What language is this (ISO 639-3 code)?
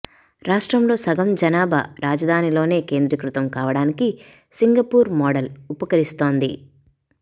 tel